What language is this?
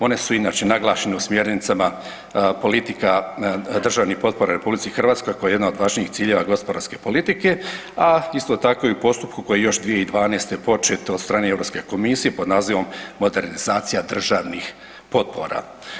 Croatian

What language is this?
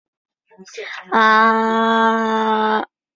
Chinese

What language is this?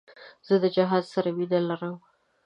Pashto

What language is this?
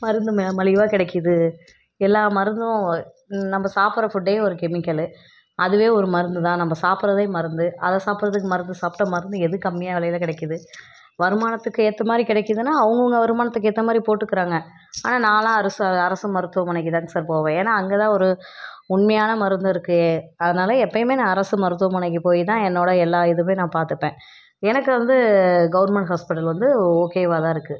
Tamil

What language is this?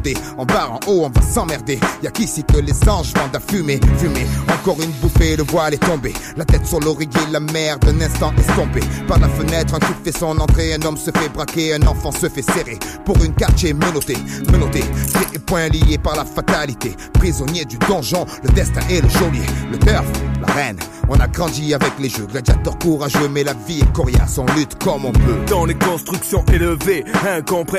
French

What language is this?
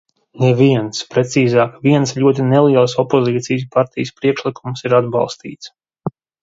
Latvian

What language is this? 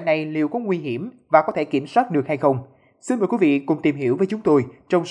Vietnamese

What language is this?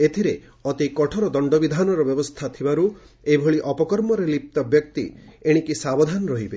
Odia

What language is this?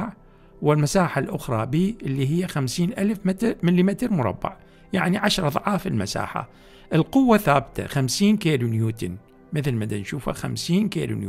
Arabic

